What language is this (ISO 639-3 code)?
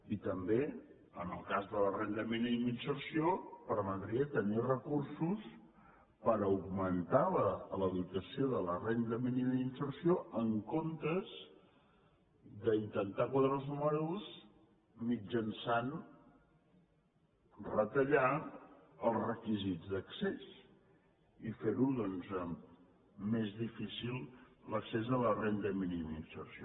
cat